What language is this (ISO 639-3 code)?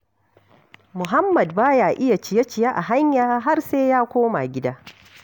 hau